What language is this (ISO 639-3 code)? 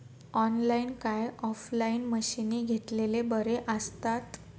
mar